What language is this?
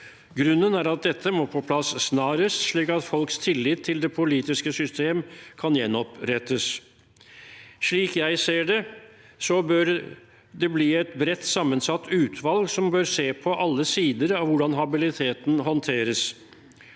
Norwegian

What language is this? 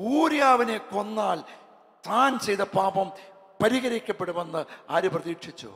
Malayalam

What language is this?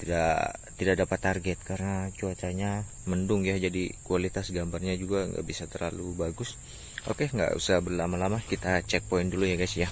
Indonesian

